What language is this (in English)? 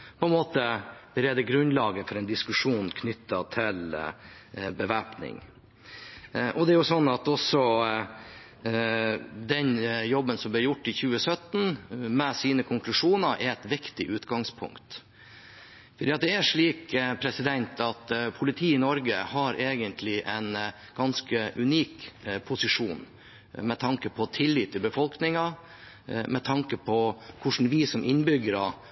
Norwegian Bokmål